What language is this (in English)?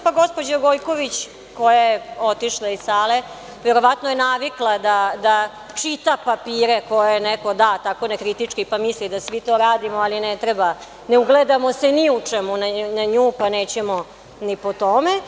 Serbian